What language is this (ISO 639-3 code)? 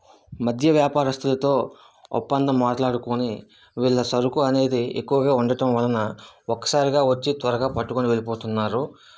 tel